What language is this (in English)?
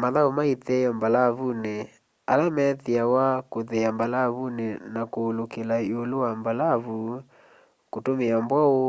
Kamba